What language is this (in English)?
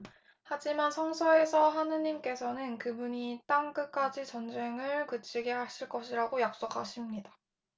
Korean